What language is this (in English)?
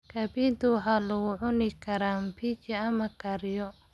Somali